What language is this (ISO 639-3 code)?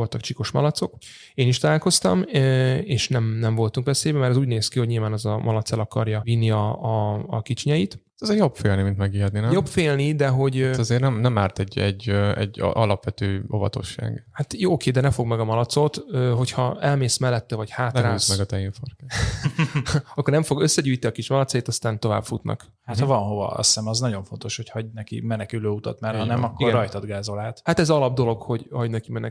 hun